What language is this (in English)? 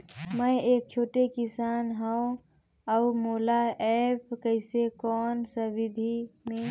Chhattisgarhi